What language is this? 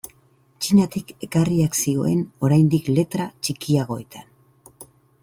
Basque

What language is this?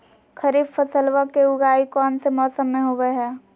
Magahi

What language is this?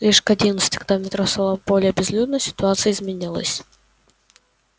Russian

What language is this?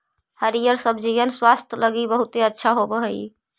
Magahi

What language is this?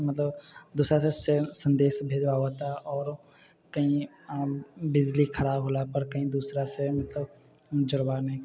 Maithili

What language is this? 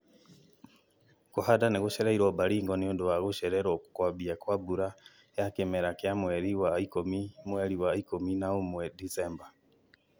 Kikuyu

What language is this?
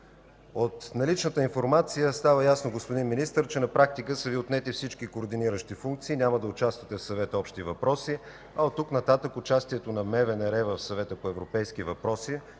Bulgarian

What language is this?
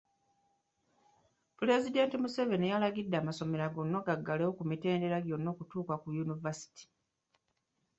Ganda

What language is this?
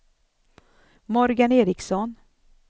Swedish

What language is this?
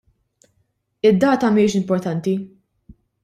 Maltese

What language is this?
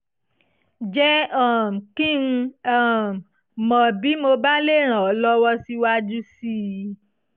Yoruba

